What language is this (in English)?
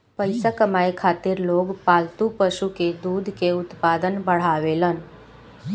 Bhojpuri